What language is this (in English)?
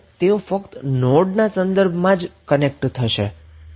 Gujarati